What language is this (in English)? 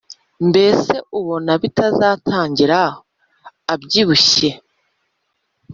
Kinyarwanda